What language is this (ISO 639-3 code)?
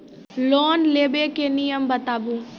mai